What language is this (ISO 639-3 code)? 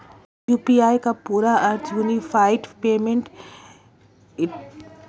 hin